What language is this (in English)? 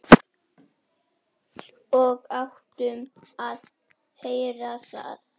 Icelandic